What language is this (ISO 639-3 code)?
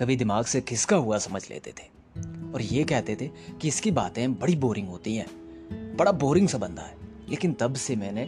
urd